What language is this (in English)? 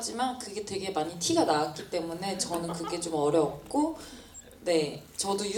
Korean